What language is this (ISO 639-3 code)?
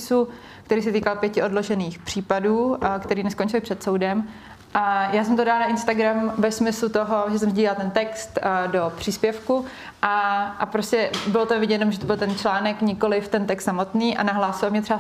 ces